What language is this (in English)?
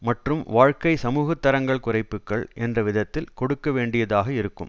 Tamil